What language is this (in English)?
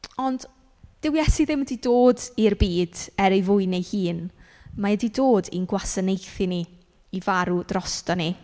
Welsh